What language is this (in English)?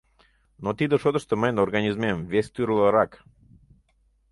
Mari